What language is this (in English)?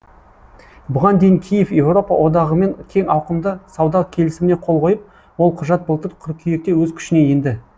Kazakh